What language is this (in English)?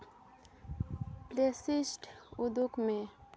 Santali